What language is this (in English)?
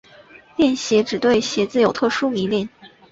Chinese